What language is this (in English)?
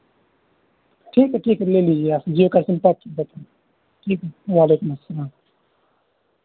Urdu